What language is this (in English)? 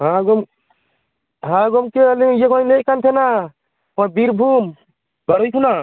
Santali